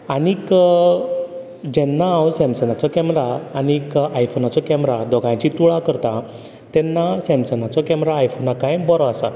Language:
Konkani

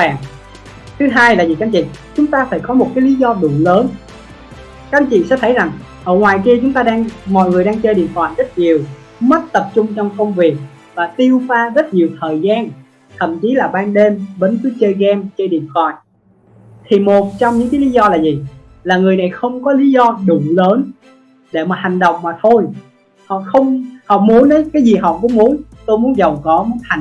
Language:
Vietnamese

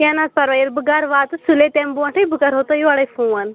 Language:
Kashmiri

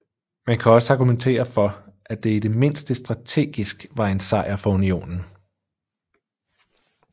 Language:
Danish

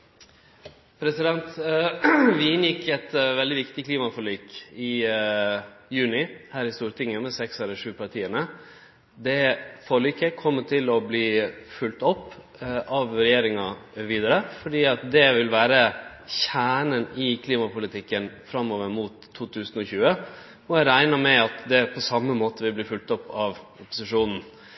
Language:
Norwegian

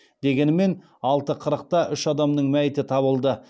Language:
Kazakh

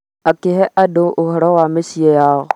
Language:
Kikuyu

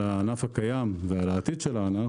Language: Hebrew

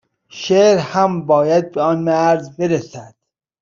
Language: Persian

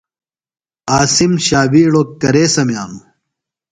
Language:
Phalura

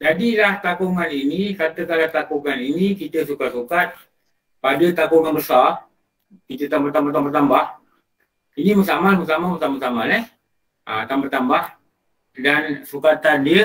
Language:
Malay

